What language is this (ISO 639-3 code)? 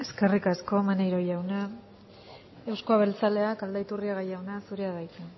eus